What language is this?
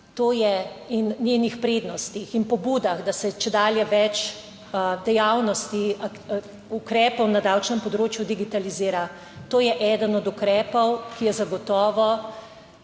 Slovenian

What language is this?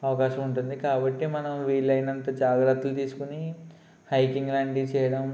Telugu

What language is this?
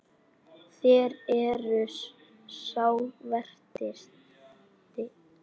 Icelandic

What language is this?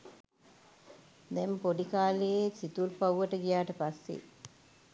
Sinhala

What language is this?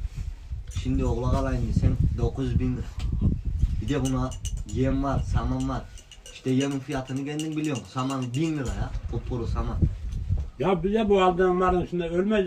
Turkish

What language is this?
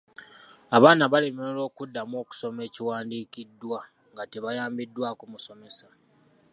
Ganda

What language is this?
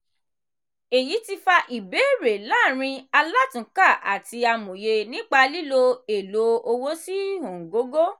Yoruba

